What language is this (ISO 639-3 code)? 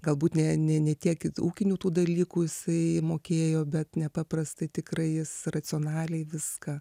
lit